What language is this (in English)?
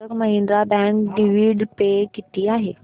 Marathi